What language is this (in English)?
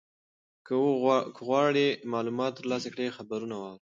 Pashto